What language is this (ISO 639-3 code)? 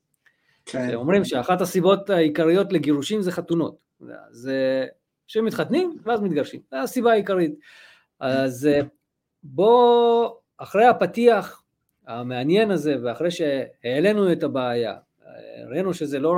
heb